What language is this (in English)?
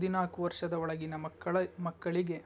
Kannada